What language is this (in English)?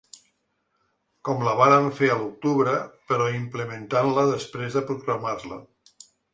Catalan